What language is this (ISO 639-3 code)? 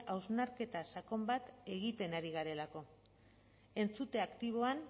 eus